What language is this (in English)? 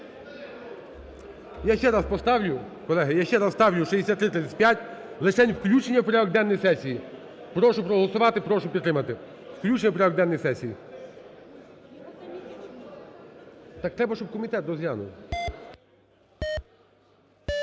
Ukrainian